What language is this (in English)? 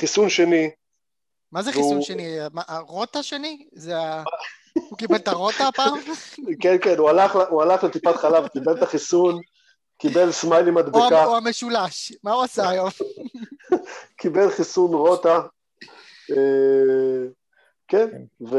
Hebrew